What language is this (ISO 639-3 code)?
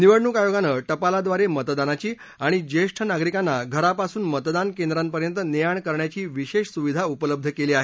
mar